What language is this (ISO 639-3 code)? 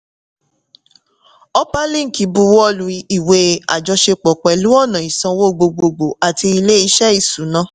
yor